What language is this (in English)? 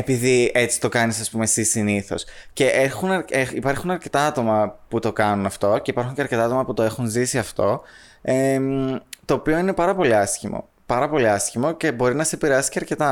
Greek